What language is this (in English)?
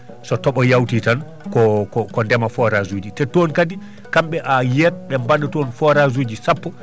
Fula